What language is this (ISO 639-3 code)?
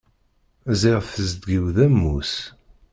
kab